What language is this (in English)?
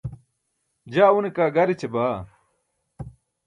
Burushaski